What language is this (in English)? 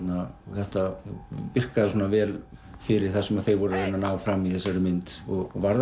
Icelandic